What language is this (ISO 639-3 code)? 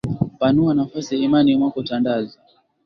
swa